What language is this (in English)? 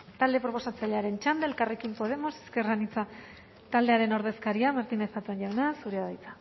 Basque